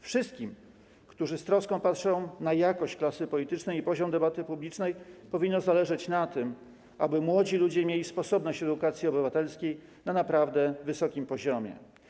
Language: Polish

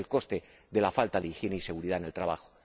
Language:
Spanish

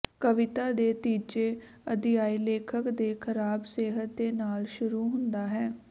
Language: Punjabi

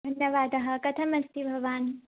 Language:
Sanskrit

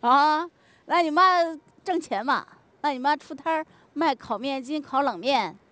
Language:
Chinese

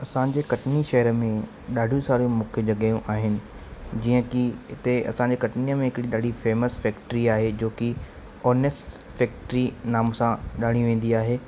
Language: Sindhi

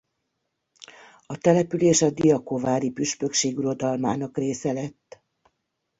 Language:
Hungarian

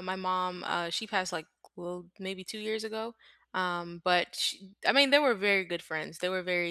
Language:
English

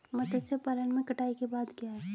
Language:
Hindi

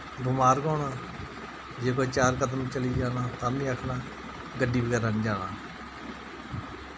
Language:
Dogri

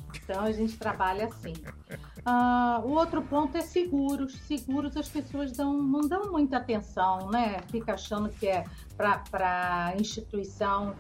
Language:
Portuguese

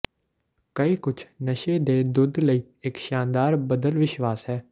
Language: Punjabi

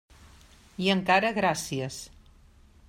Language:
Catalan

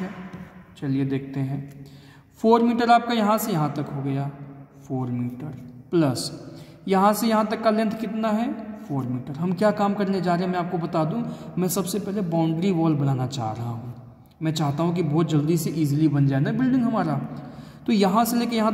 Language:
Hindi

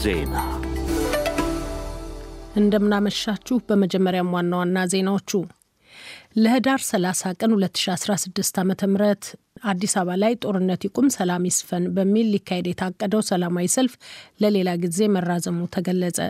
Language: Amharic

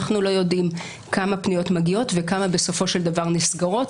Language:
Hebrew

